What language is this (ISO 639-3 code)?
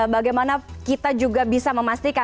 ind